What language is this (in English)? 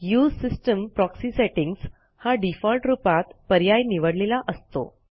Marathi